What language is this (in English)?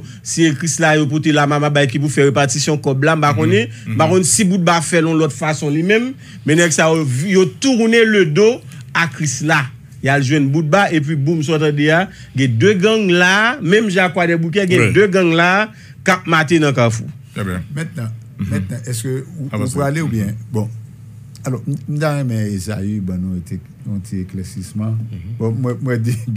French